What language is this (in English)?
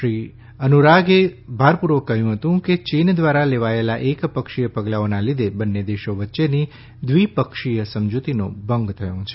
Gujarati